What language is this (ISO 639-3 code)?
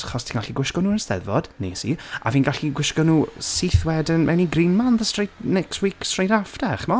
cym